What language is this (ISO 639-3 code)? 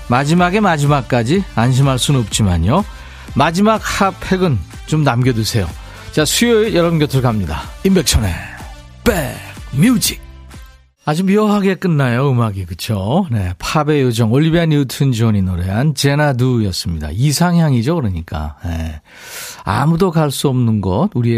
kor